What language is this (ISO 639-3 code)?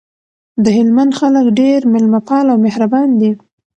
pus